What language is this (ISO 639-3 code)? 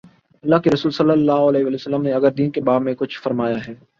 urd